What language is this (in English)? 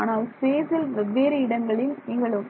Tamil